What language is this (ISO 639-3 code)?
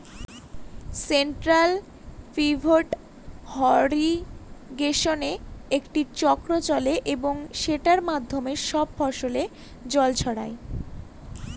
ben